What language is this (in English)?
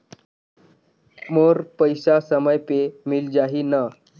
Chhattisgarhi